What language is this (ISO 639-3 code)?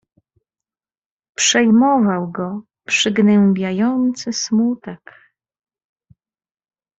pol